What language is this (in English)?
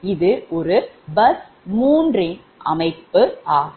Tamil